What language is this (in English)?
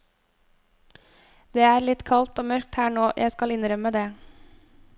Norwegian